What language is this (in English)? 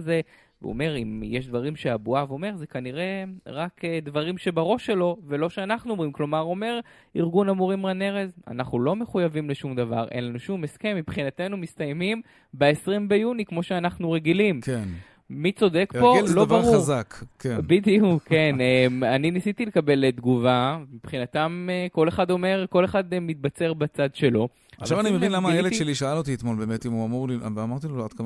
Hebrew